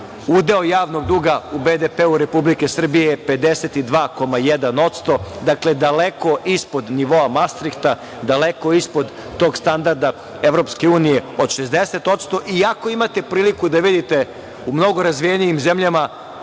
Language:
Serbian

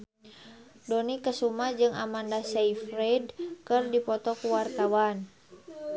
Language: Sundanese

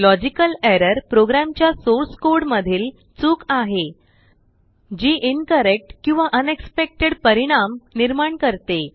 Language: Marathi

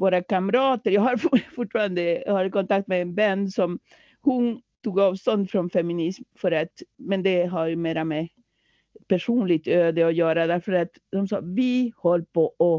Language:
Swedish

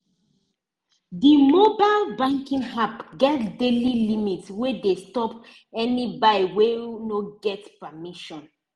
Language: Nigerian Pidgin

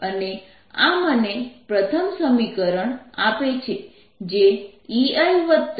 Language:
Gujarati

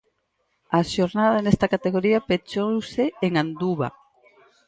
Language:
Galician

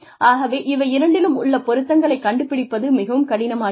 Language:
Tamil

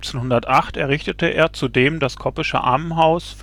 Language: German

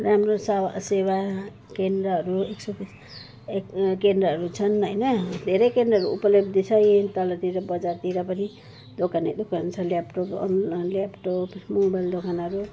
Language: Nepali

